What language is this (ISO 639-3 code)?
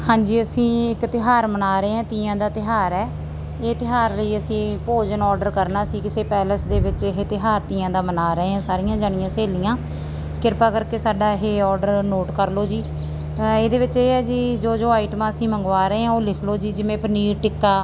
pan